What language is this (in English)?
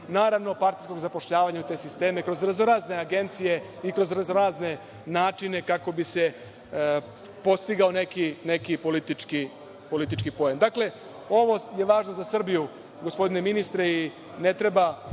Serbian